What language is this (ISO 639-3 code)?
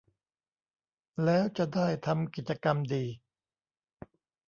tha